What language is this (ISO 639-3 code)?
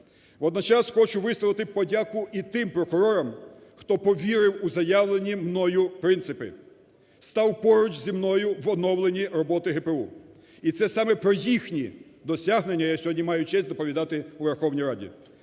ukr